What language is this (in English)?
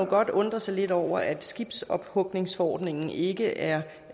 Danish